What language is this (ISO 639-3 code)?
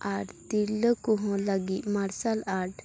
sat